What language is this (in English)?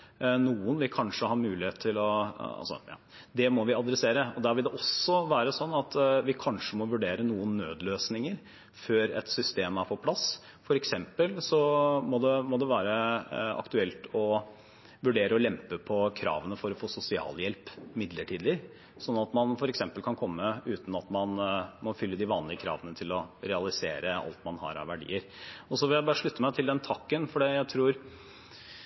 Norwegian Bokmål